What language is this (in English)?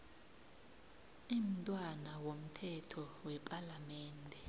South Ndebele